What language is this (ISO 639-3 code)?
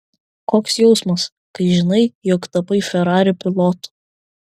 lit